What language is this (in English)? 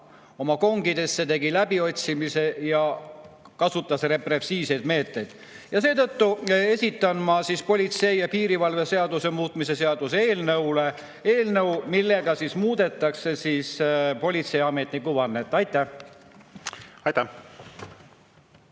Estonian